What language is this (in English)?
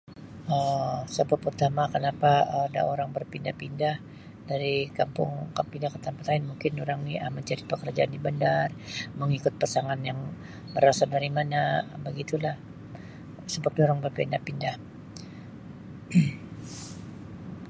Sabah Malay